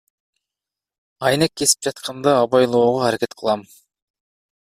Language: Kyrgyz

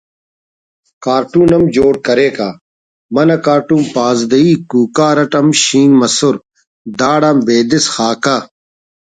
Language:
Brahui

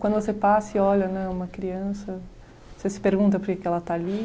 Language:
Portuguese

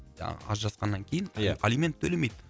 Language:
Kazakh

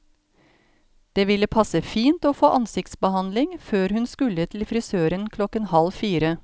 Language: Norwegian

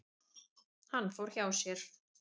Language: Icelandic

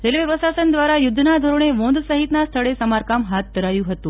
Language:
Gujarati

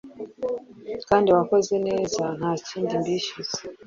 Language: Kinyarwanda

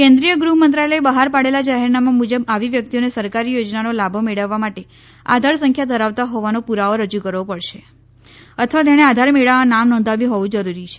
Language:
Gujarati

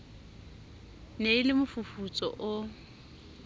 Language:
Southern Sotho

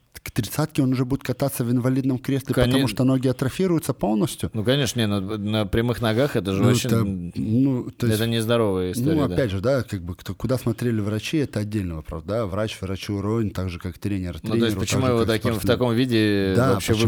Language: Russian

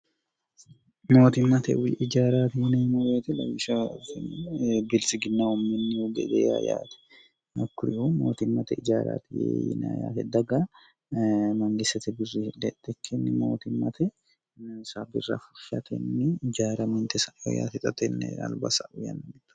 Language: Sidamo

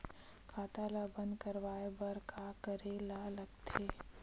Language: Chhattisgarhi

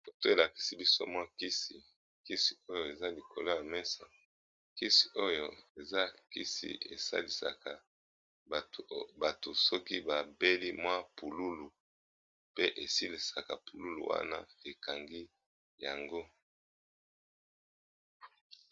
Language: Lingala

